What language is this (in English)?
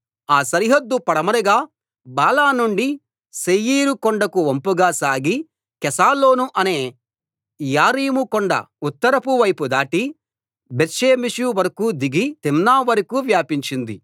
Telugu